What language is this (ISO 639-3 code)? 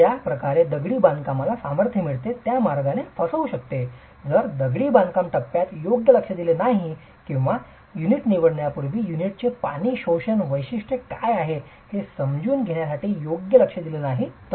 mar